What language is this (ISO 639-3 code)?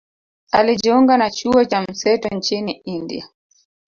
swa